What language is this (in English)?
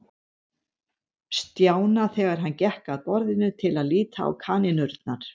Icelandic